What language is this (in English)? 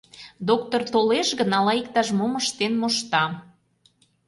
Mari